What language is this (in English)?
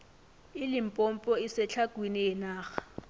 South Ndebele